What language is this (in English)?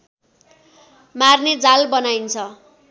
Nepali